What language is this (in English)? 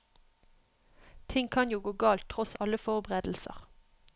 Norwegian